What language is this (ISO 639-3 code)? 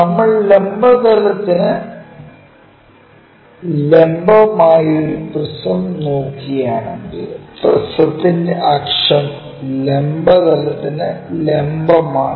mal